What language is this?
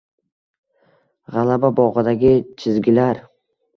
Uzbek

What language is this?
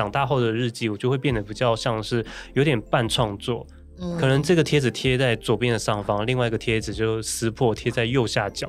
Chinese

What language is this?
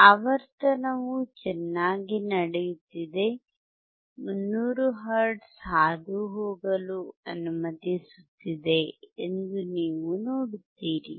Kannada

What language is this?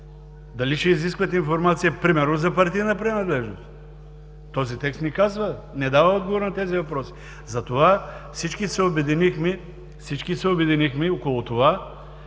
Bulgarian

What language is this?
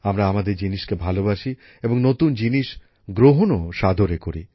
Bangla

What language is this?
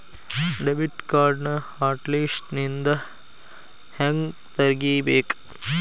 Kannada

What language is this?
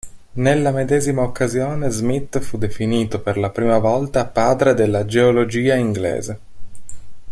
Italian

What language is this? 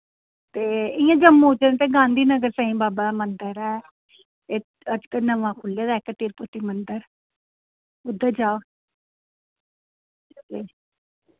Dogri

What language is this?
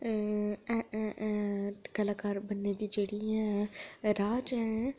Dogri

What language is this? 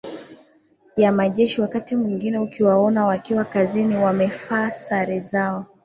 Swahili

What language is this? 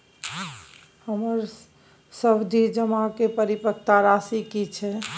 Maithili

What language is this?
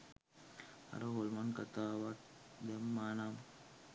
Sinhala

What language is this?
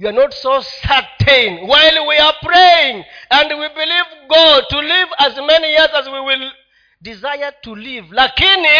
Swahili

